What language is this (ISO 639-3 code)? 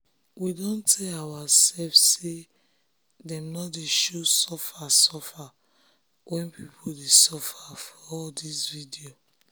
pcm